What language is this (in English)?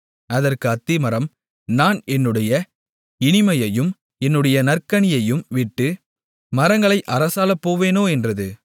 Tamil